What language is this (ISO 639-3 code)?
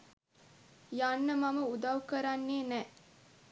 sin